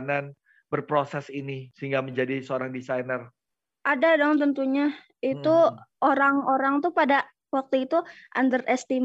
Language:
Indonesian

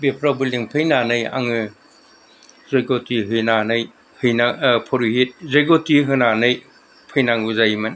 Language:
Bodo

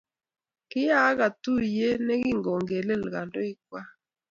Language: Kalenjin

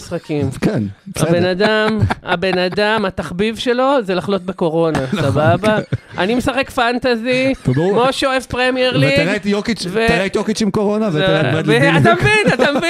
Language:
Hebrew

